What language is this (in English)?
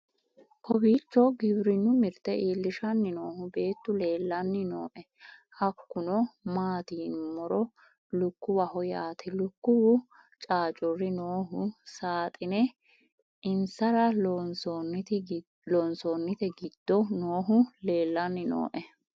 Sidamo